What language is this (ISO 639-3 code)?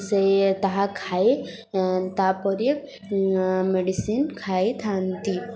ori